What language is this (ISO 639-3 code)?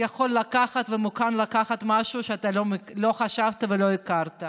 heb